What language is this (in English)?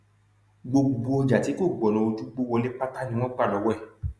Yoruba